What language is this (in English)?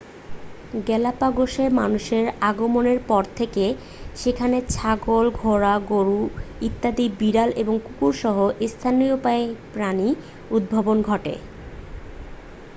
Bangla